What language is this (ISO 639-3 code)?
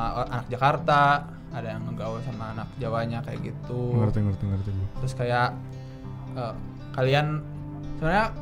ind